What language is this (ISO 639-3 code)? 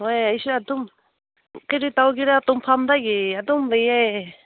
mni